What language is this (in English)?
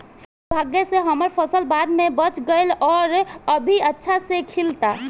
Bhojpuri